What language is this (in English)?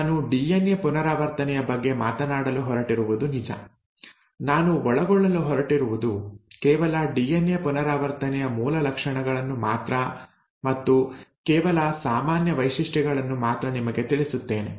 Kannada